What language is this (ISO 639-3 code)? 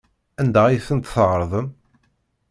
kab